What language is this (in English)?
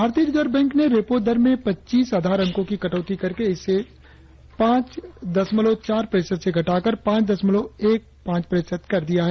Hindi